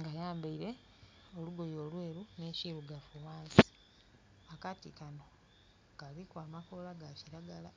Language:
Soga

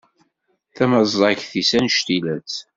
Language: Kabyle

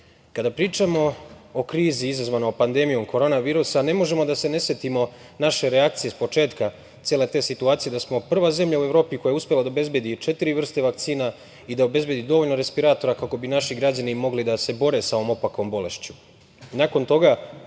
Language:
Serbian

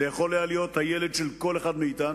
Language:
Hebrew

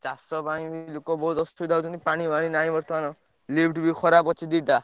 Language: Odia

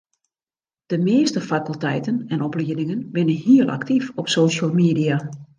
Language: Western Frisian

